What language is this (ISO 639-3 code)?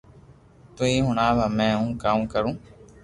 lrk